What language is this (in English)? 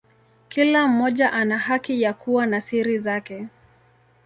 Swahili